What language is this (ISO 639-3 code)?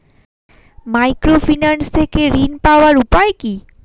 ben